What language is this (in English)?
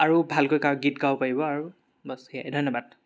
Assamese